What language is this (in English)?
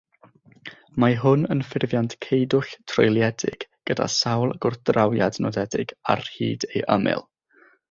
Welsh